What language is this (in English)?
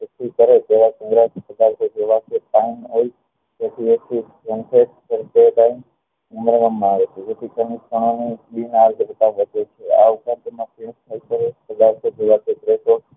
Gujarati